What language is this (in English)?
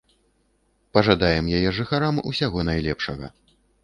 Belarusian